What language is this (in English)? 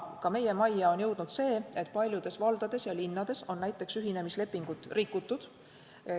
Estonian